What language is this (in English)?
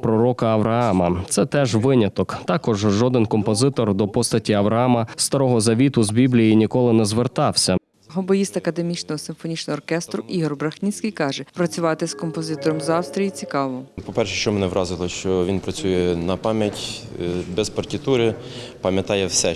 Ukrainian